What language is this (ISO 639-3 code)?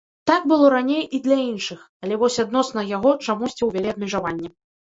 bel